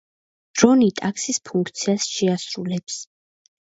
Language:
Georgian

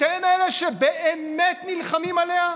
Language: Hebrew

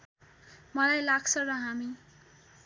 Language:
Nepali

